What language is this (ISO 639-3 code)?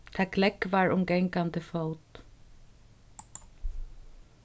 fao